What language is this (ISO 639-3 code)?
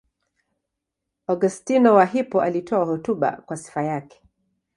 swa